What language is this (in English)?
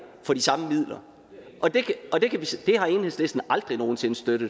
Danish